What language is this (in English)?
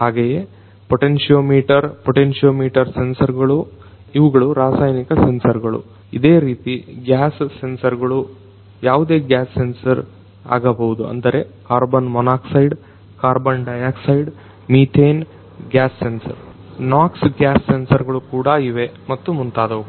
Kannada